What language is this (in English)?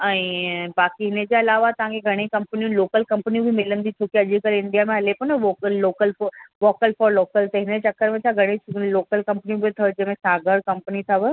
Sindhi